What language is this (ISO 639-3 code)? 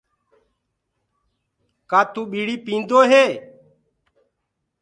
ggg